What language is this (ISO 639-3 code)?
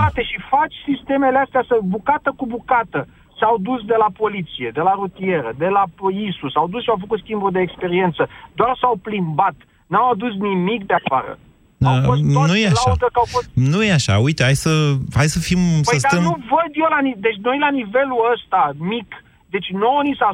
ron